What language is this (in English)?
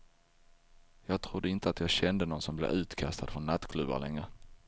Swedish